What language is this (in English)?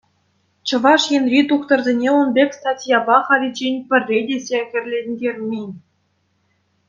Chuvash